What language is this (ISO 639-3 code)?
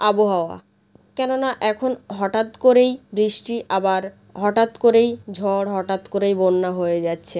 ben